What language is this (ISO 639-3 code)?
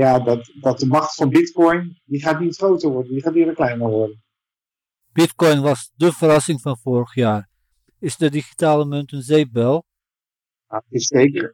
nld